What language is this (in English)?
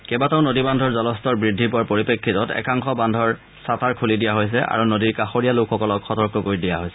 Assamese